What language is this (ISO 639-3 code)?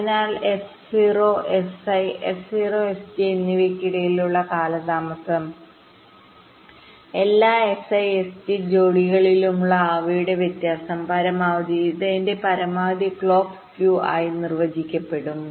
mal